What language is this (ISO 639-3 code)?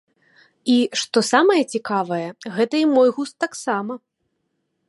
bel